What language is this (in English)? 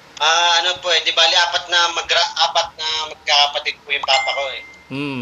Filipino